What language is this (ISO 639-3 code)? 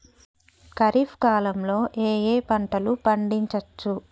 tel